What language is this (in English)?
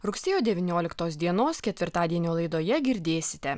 Lithuanian